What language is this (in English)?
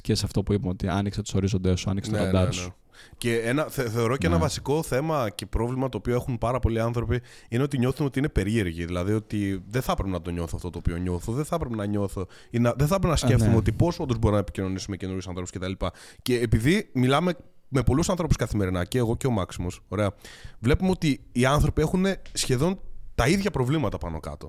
Greek